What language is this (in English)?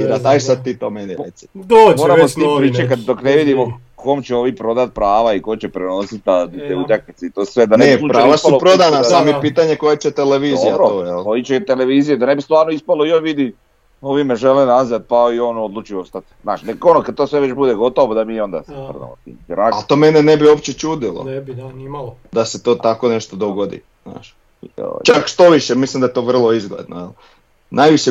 Croatian